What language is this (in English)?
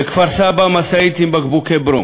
Hebrew